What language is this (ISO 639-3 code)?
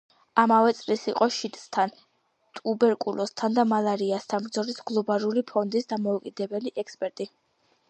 kat